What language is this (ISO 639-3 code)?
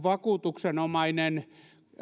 fin